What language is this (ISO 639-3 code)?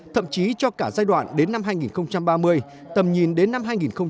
vie